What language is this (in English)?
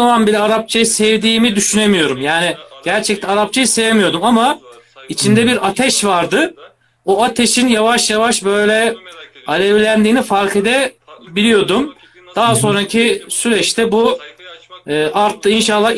Turkish